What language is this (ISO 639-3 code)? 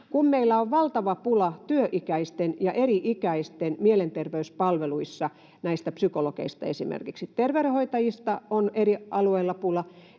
fin